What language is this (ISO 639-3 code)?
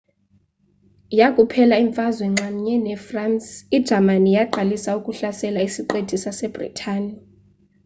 xho